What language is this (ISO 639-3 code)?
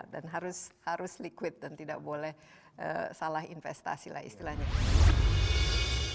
ind